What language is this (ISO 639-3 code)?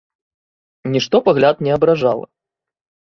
bel